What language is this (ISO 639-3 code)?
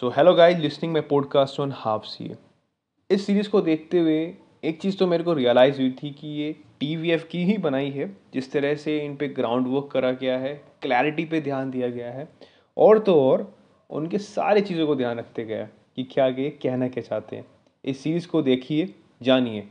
hin